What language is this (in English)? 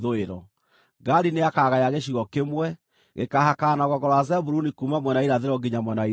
Kikuyu